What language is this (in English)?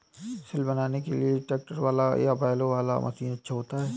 Hindi